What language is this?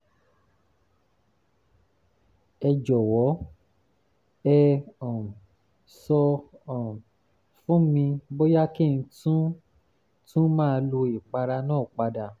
Yoruba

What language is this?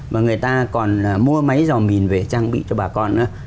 Vietnamese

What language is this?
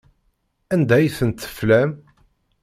Kabyle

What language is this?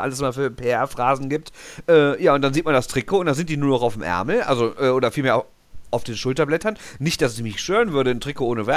German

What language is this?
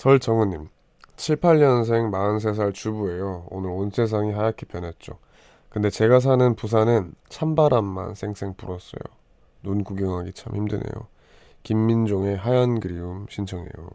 Korean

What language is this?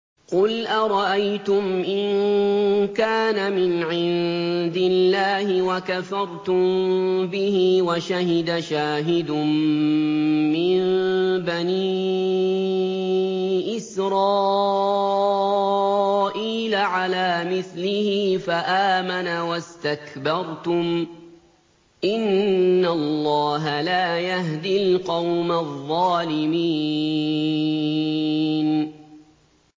Arabic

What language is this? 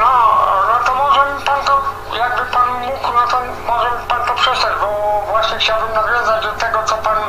Polish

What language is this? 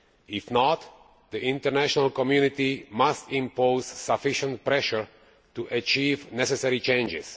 English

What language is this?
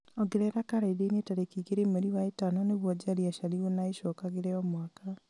Kikuyu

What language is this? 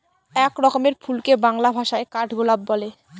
Bangla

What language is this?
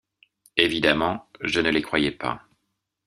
French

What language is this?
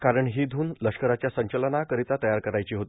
Marathi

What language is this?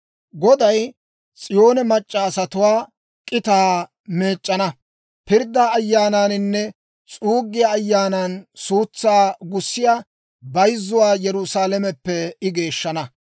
Dawro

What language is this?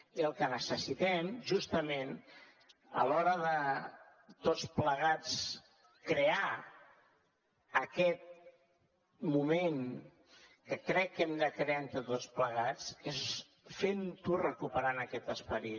Catalan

